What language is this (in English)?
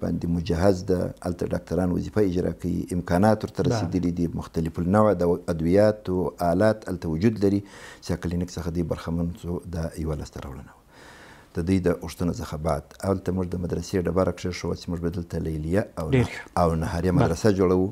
Arabic